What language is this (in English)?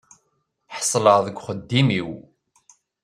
Kabyle